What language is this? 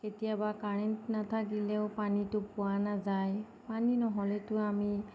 Assamese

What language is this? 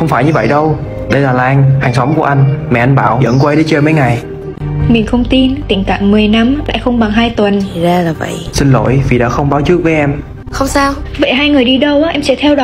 Vietnamese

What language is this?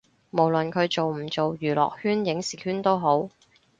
Cantonese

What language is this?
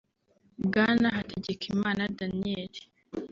Kinyarwanda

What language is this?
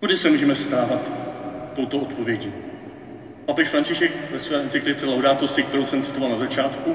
Czech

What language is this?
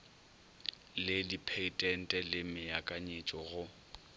Northern Sotho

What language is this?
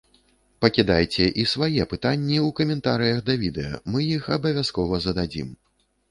Belarusian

